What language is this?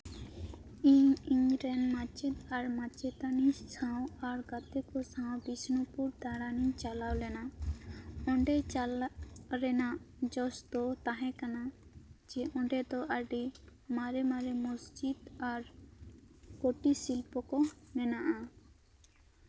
Santali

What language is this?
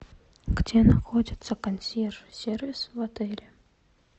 Russian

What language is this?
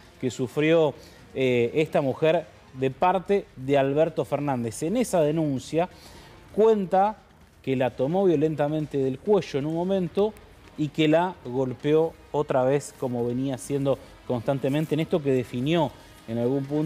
Spanish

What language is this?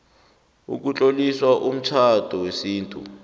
South Ndebele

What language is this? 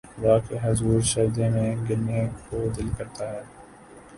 Urdu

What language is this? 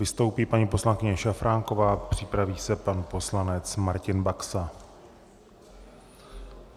Czech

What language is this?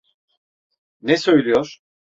Turkish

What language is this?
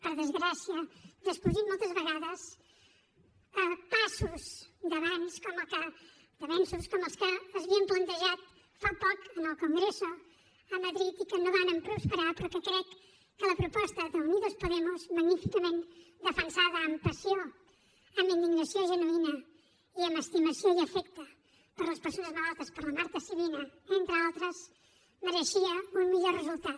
Catalan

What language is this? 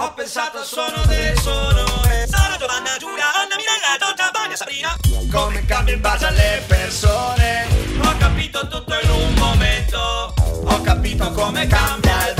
Spanish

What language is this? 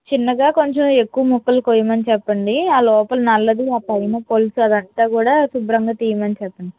Telugu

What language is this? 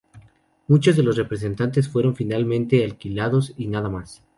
Spanish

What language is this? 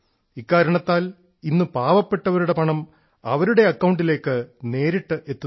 Malayalam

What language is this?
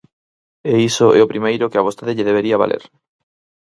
Galician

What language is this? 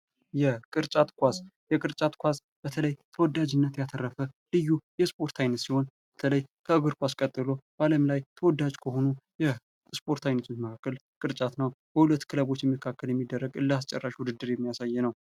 Amharic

